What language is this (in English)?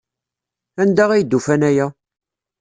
Kabyle